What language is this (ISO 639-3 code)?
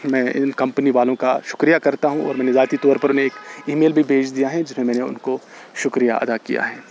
urd